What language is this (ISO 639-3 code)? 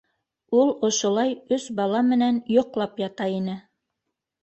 bak